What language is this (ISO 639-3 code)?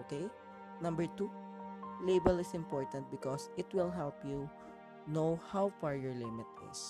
fil